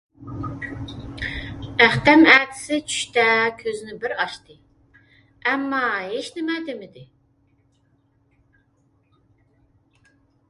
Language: Uyghur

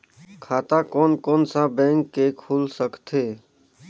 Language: Chhattisgarhi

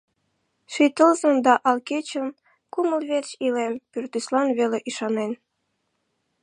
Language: Mari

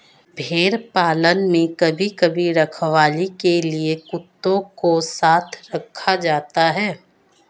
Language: Hindi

